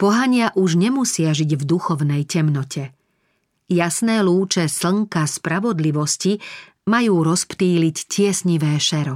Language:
Slovak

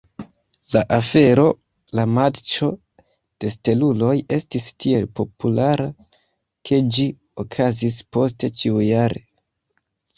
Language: Esperanto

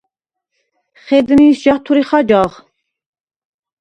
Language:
Svan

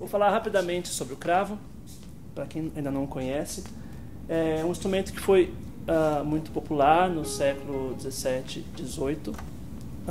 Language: Portuguese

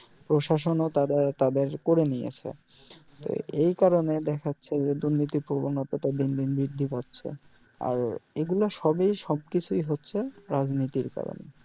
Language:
Bangla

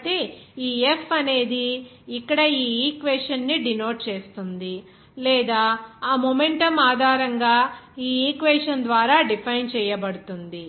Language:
Telugu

